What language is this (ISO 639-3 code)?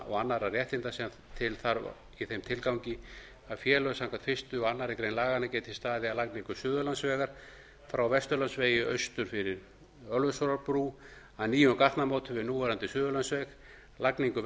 isl